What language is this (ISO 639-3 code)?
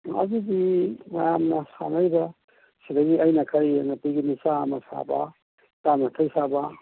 mni